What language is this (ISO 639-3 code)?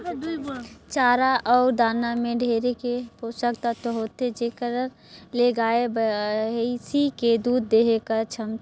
hne